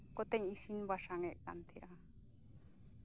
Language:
Santali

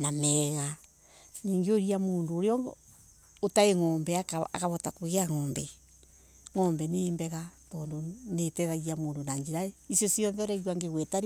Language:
Embu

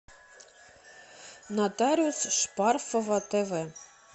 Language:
Russian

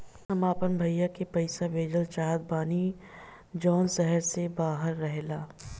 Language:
Bhojpuri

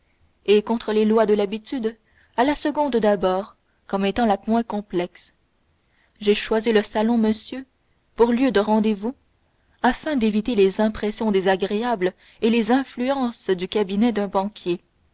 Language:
French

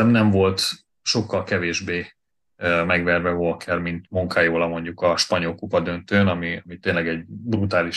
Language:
Hungarian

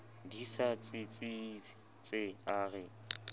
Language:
Southern Sotho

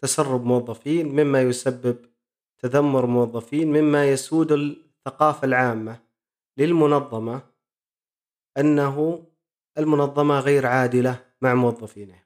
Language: Arabic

